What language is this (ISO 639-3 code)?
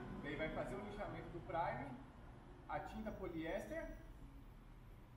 por